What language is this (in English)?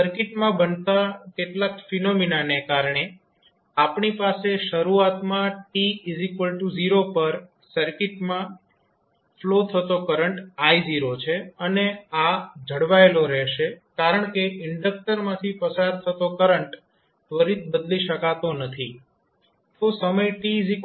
Gujarati